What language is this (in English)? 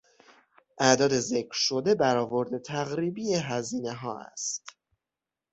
Persian